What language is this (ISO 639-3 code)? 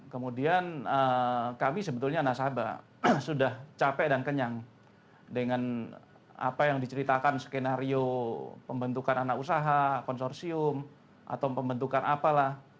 ind